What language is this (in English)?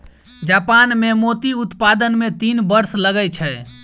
Maithili